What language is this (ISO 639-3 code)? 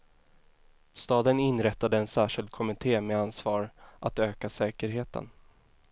swe